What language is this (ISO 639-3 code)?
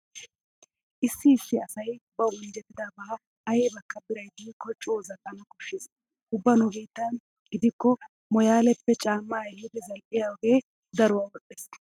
wal